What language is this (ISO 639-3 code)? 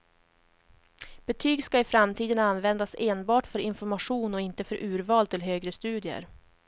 swe